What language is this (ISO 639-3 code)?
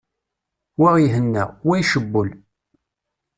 kab